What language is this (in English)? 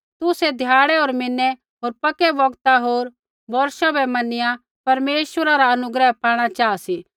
Kullu Pahari